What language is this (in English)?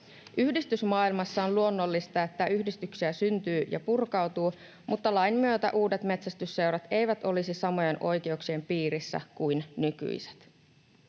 Finnish